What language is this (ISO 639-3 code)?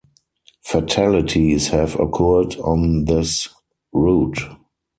eng